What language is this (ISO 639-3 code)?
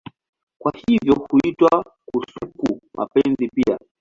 swa